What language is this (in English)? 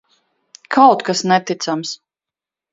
Latvian